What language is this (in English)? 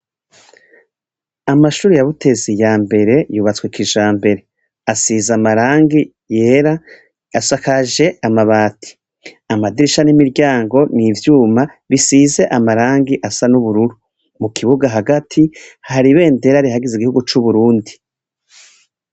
Rundi